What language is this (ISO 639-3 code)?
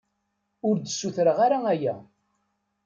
kab